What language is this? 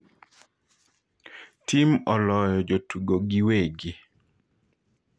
Luo (Kenya and Tanzania)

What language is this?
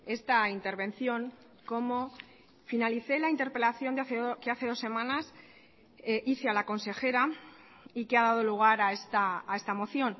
Spanish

